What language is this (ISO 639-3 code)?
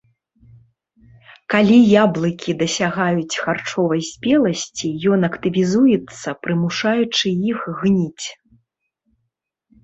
bel